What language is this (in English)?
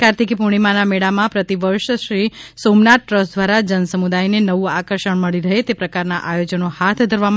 Gujarati